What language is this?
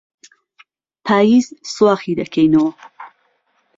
Central Kurdish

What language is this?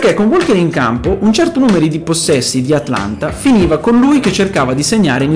Italian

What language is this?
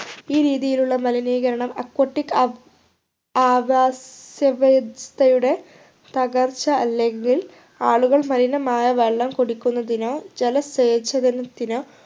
Malayalam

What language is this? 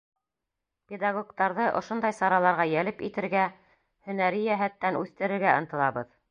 Bashkir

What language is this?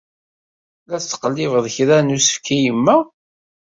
Kabyle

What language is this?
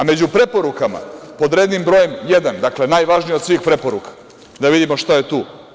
Serbian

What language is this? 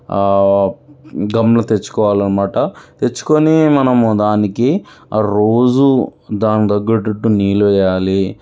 Telugu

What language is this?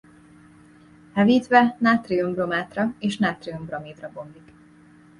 Hungarian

